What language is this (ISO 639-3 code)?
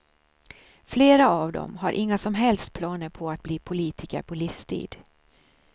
swe